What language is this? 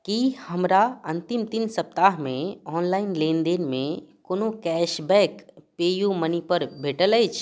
Maithili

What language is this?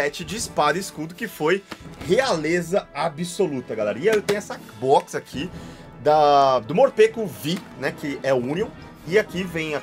Portuguese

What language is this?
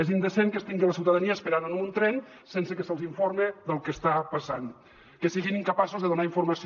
Catalan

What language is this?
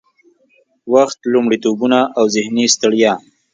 Pashto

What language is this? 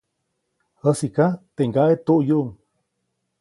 Copainalá Zoque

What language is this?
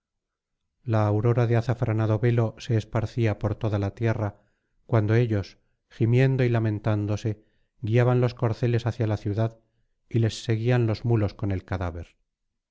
Spanish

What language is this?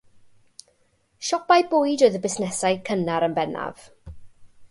Welsh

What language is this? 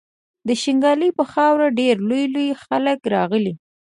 Pashto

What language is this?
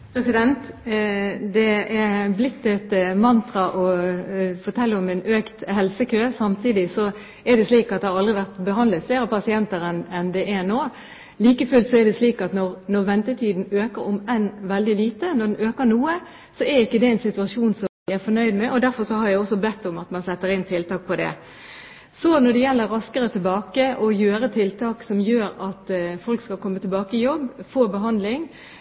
Norwegian Bokmål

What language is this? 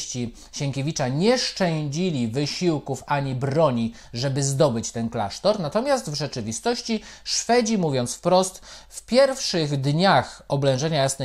Polish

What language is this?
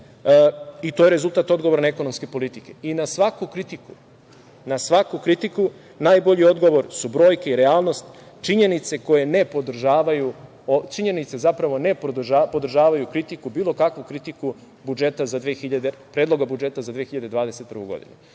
Serbian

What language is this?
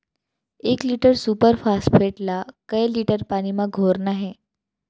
Chhattisgarhi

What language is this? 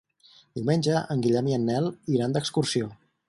Catalan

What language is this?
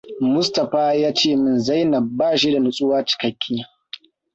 Hausa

